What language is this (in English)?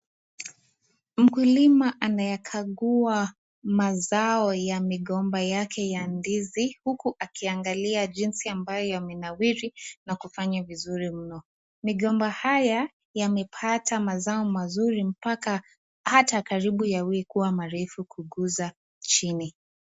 Swahili